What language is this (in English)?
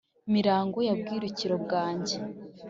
Kinyarwanda